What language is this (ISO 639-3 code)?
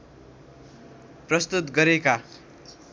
nep